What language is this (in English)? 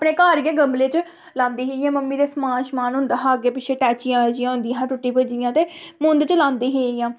Dogri